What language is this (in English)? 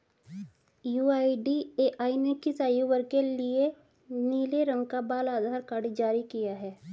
Hindi